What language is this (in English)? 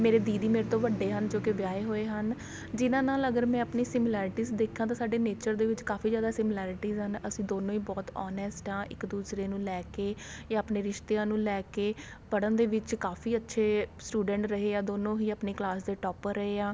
Punjabi